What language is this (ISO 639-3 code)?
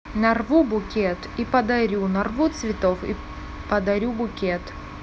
rus